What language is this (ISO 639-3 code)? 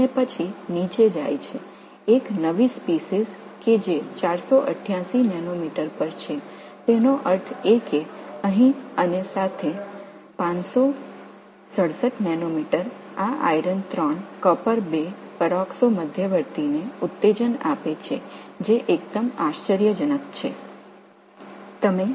tam